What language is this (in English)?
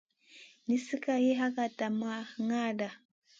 Masana